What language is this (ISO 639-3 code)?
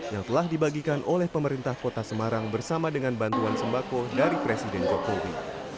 ind